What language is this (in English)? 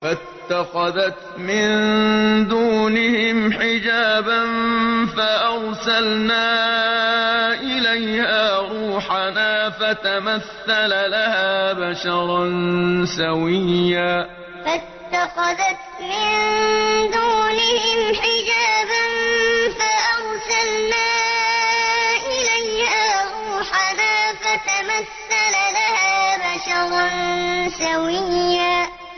Arabic